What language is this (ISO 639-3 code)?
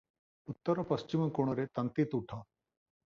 ori